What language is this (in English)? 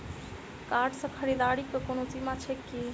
Maithili